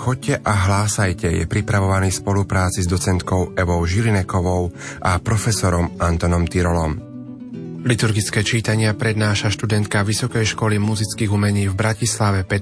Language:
Slovak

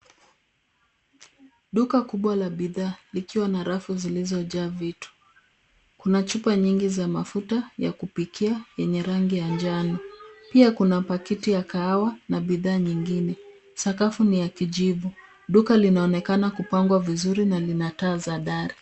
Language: Swahili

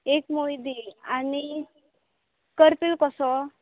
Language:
Konkani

